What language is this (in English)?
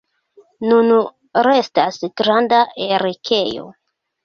Esperanto